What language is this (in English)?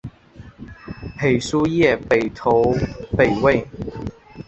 Chinese